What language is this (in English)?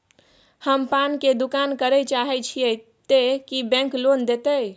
Maithili